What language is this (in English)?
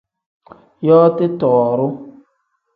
Tem